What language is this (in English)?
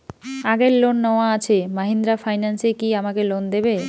Bangla